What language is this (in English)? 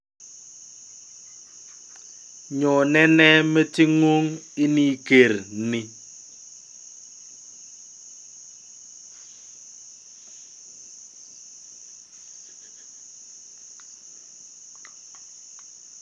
Kalenjin